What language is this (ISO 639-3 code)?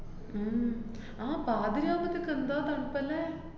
mal